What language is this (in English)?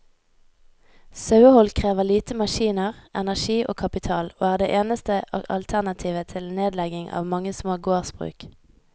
Norwegian